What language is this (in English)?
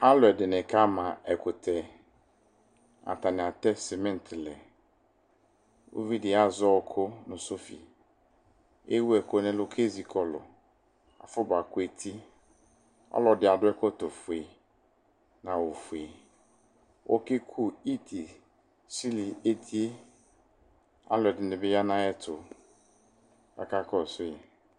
Ikposo